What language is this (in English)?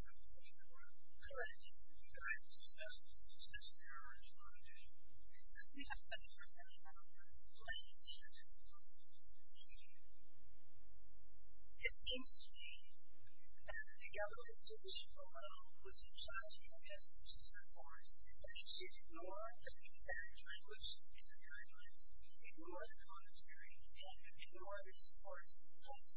English